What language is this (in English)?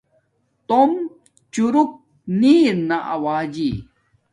Domaaki